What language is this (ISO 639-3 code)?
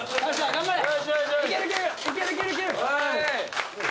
jpn